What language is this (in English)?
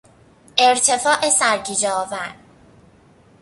Persian